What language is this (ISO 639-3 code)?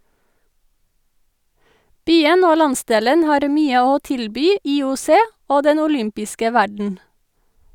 nor